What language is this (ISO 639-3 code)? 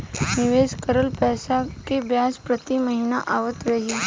bho